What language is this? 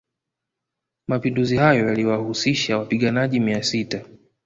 Swahili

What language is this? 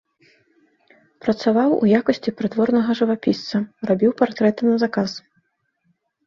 Belarusian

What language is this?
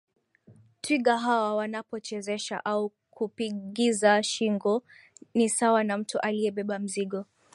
Swahili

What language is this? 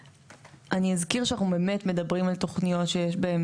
Hebrew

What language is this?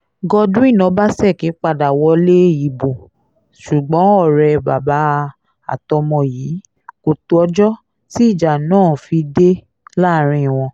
Yoruba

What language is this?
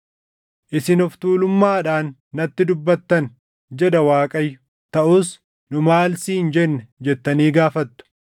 Oromo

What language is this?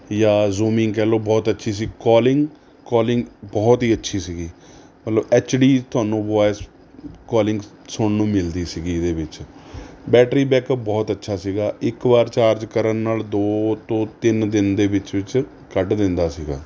Punjabi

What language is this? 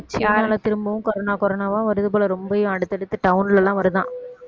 Tamil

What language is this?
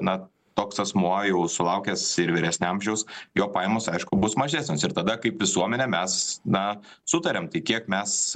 Lithuanian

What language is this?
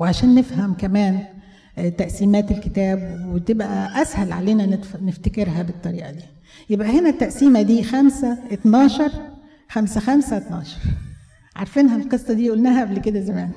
Arabic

